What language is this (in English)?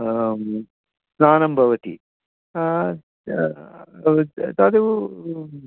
Sanskrit